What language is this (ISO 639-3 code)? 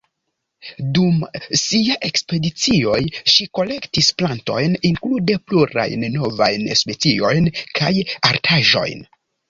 epo